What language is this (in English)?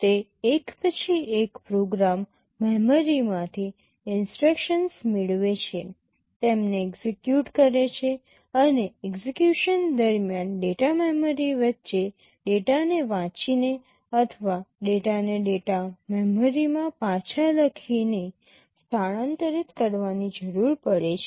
Gujarati